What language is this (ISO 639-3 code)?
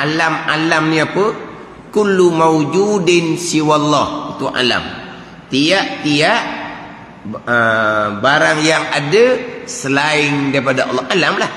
msa